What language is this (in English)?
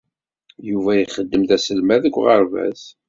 Kabyle